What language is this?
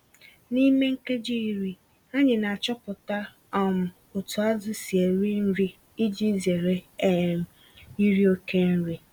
Igbo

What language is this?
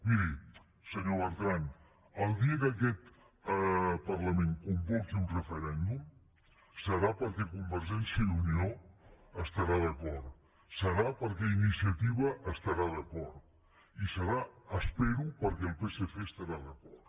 Catalan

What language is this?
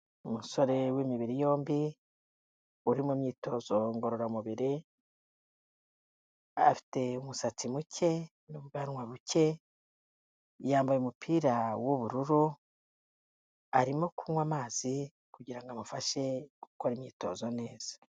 Kinyarwanda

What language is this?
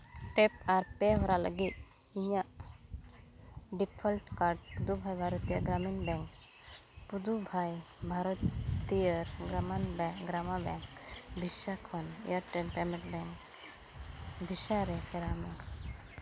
Santali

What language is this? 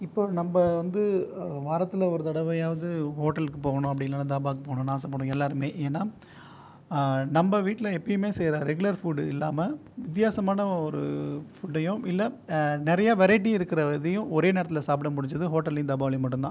Tamil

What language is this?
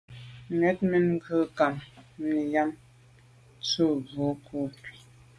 Medumba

